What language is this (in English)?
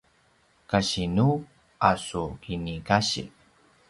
Paiwan